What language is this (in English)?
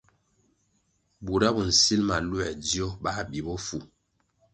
Kwasio